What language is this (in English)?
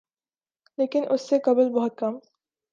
Urdu